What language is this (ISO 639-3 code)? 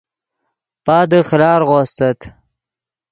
ydg